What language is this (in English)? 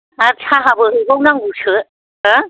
Bodo